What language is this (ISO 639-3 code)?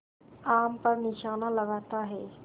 hin